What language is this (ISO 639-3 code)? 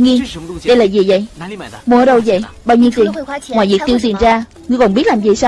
vie